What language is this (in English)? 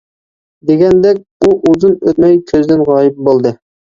Uyghur